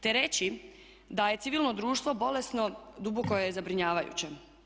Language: Croatian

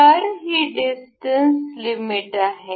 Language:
Marathi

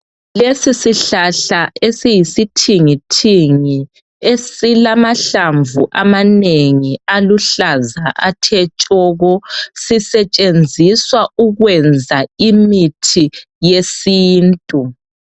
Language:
North Ndebele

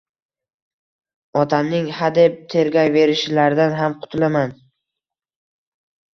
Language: Uzbek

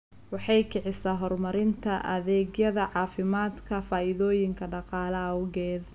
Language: Somali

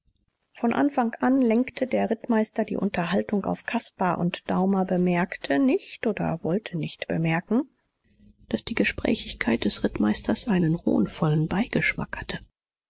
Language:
German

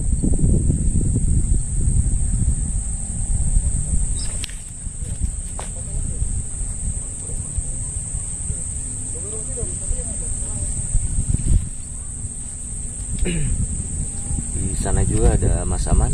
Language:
Indonesian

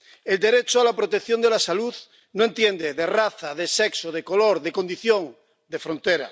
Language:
Spanish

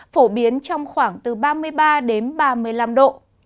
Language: Vietnamese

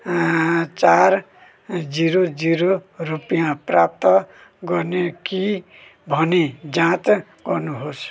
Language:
Nepali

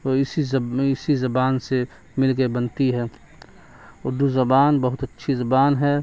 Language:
Urdu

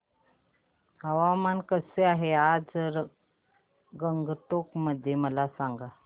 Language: Marathi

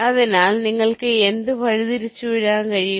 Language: Malayalam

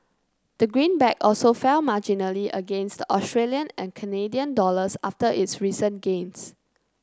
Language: English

